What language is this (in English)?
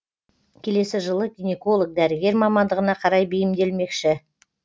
Kazakh